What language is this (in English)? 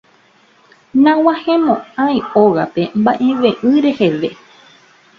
Guarani